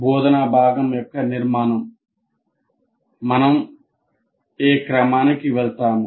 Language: Telugu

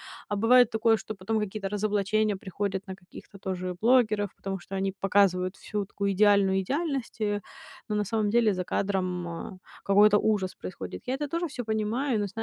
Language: Russian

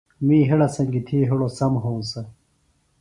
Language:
Phalura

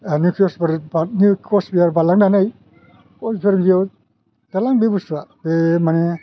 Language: Bodo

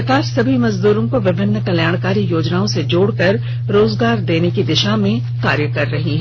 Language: Hindi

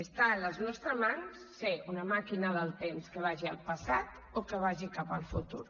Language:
Catalan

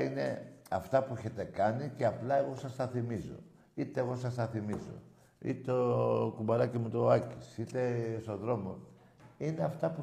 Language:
Greek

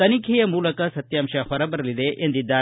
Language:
Kannada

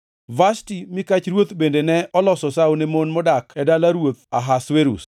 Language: Luo (Kenya and Tanzania)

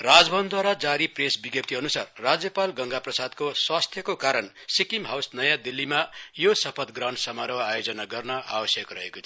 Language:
Nepali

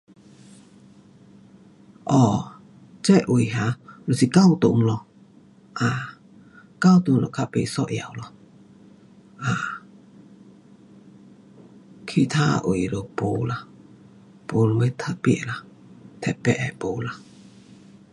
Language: Pu-Xian Chinese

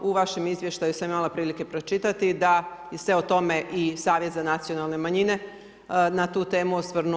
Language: Croatian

